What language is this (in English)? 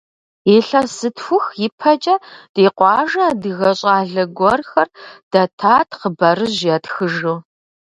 Kabardian